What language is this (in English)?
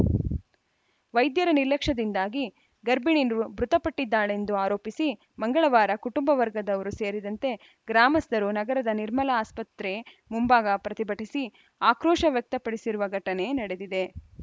Kannada